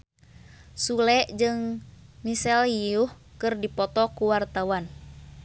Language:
Sundanese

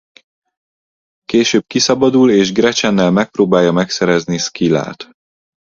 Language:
Hungarian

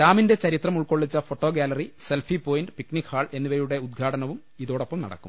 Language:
Malayalam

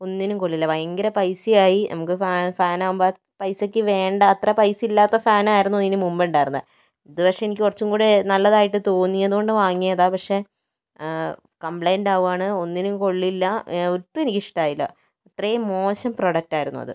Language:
Malayalam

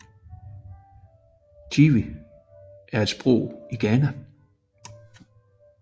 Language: Danish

